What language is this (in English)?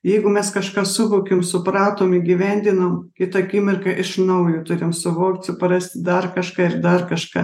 Lithuanian